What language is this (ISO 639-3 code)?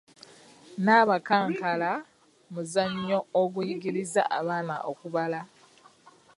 lug